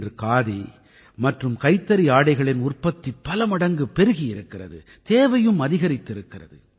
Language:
Tamil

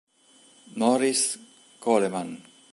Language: Italian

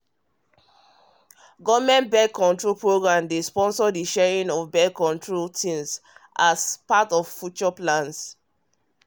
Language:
Nigerian Pidgin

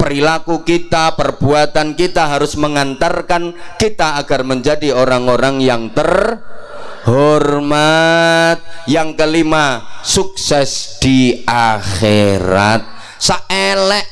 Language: Indonesian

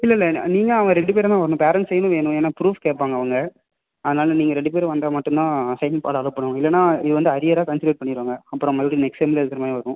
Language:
Tamil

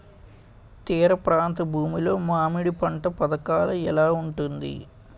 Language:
Telugu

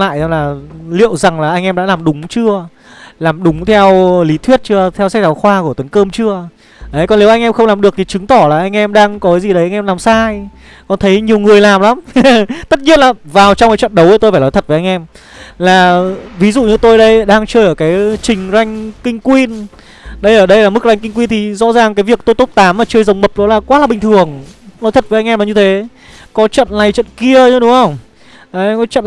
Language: Vietnamese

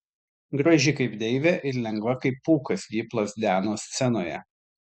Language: Lithuanian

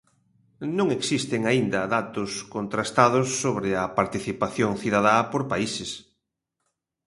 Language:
Galician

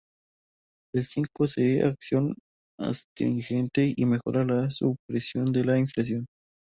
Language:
Spanish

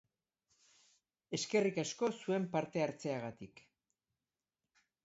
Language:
Basque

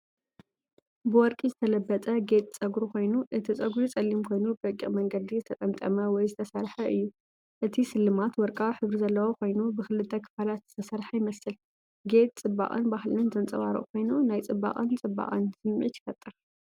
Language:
Tigrinya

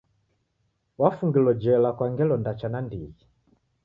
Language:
Taita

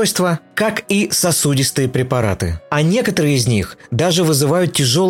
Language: Russian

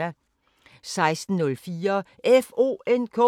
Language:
Danish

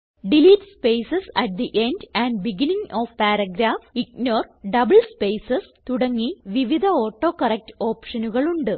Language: Malayalam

